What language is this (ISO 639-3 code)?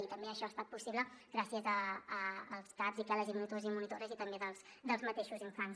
cat